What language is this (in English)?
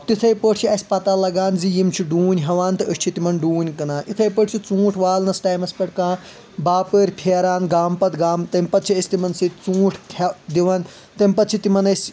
Kashmiri